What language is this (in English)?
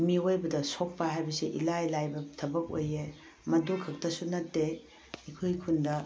Manipuri